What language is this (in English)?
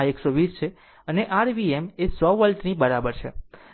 Gujarati